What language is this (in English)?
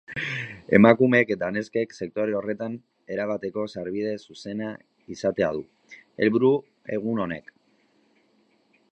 Basque